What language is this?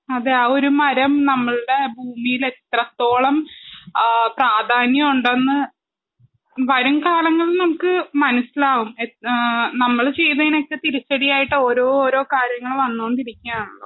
Malayalam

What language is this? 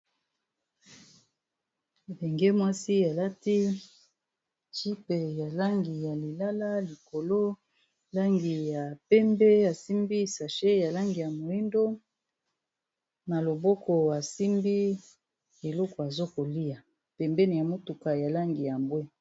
Lingala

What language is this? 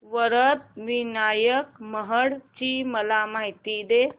Marathi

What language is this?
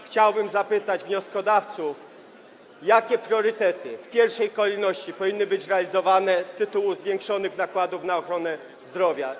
Polish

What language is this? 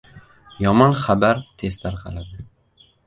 Uzbek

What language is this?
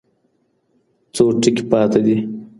Pashto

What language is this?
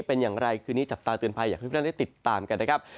Thai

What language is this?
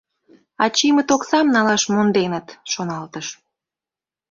Mari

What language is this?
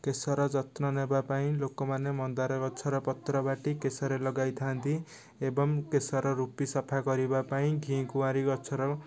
Odia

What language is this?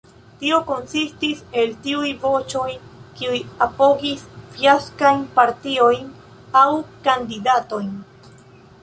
Esperanto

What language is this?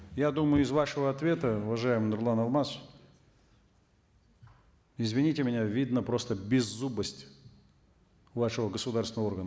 Kazakh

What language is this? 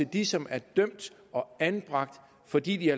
Danish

